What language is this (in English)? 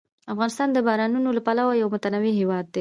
Pashto